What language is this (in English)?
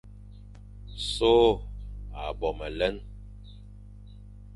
Fang